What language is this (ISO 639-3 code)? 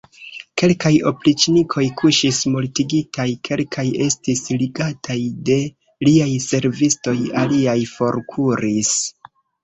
epo